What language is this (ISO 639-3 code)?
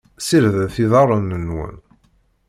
kab